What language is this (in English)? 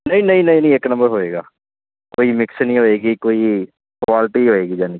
Punjabi